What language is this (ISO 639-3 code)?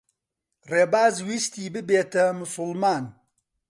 ckb